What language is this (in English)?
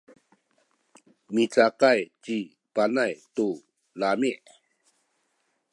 Sakizaya